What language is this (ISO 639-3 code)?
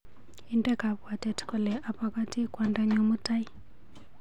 kln